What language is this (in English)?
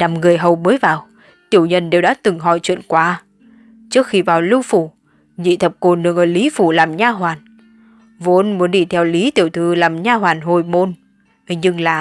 Vietnamese